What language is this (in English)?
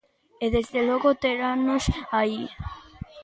Galician